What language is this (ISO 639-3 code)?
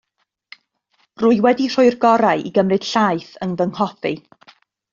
cym